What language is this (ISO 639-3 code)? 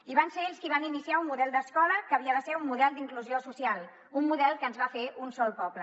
cat